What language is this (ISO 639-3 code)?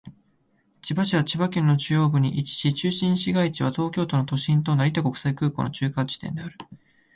jpn